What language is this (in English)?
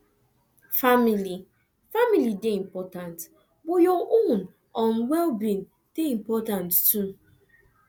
Nigerian Pidgin